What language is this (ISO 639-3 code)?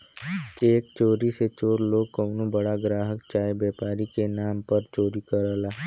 bho